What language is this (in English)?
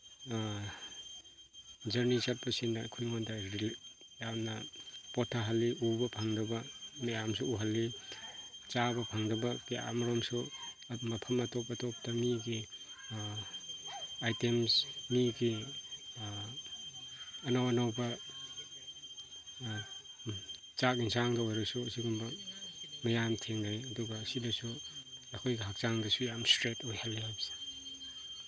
Manipuri